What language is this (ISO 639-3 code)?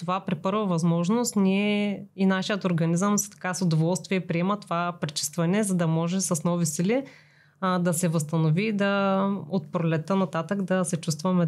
bul